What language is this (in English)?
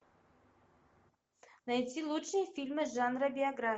Russian